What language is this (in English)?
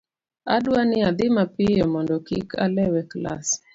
Luo (Kenya and Tanzania)